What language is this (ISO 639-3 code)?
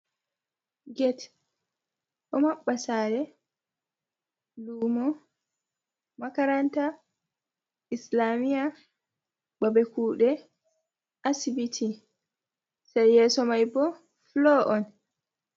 ful